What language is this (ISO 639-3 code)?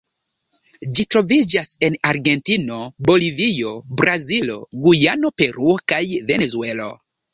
epo